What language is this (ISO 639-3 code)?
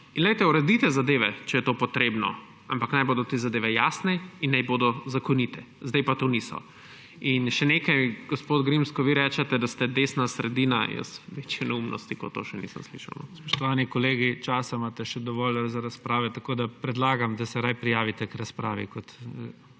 slv